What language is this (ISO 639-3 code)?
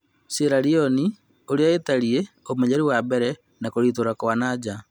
kik